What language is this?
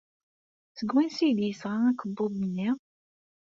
Kabyle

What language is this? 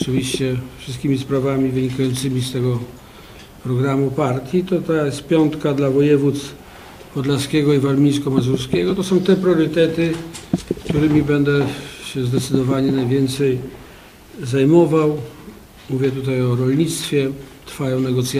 Polish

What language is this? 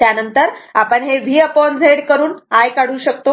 Marathi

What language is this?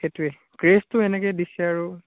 Assamese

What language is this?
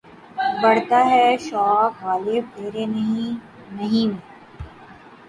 Urdu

